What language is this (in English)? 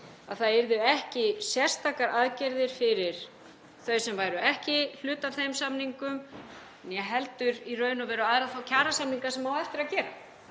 Icelandic